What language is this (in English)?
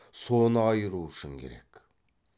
Kazakh